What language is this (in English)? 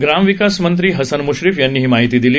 Marathi